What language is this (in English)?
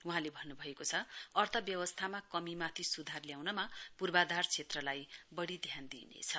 Nepali